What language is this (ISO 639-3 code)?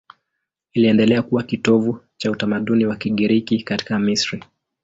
swa